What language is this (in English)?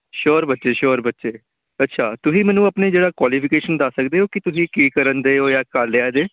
Punjabi